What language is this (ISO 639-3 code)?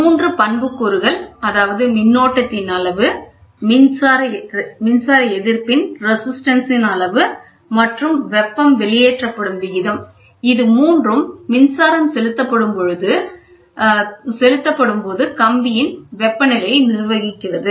tam